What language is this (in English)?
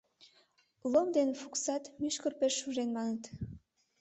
Mari